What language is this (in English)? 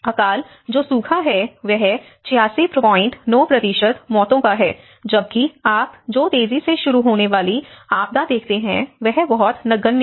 Hindi